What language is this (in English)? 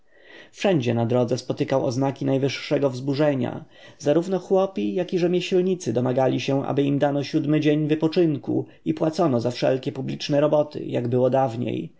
Polish